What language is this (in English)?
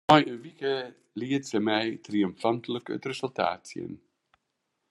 Western Frisian